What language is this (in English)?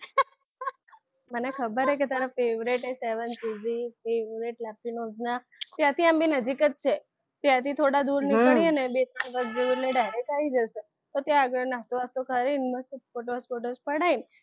Gujarati